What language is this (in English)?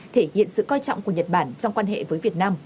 Vietnamese